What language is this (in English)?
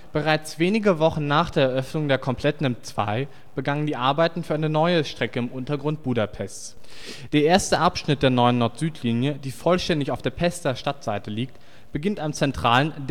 German